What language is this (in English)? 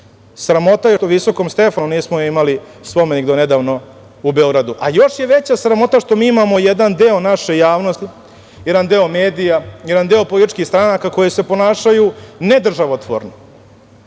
Serbian